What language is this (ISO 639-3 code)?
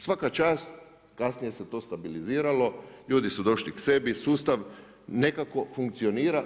hrv